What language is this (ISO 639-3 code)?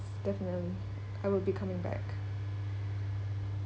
eng